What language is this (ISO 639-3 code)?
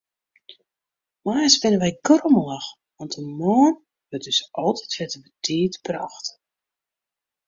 fry